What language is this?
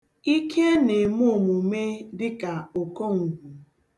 Igbo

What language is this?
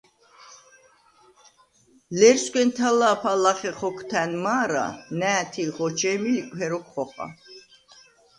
Svan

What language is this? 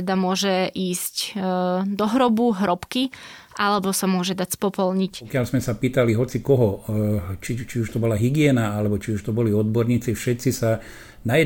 Slovak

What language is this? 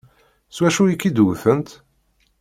Kabyle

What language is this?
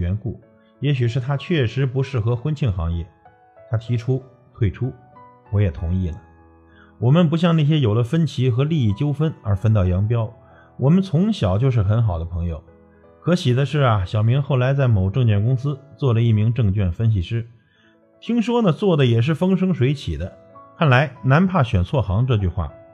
Chinese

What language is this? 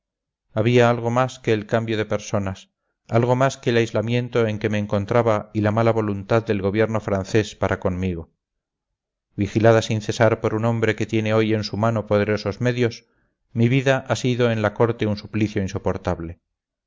Spanish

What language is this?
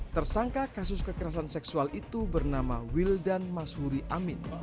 Indonesian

